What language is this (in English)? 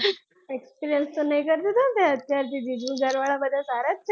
Gujarati